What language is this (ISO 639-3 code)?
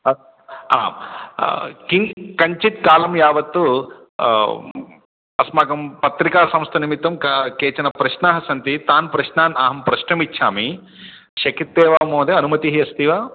san